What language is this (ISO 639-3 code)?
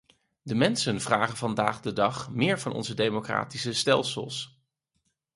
nld